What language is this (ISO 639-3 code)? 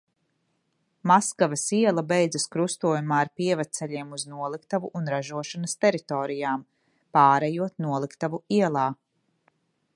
lav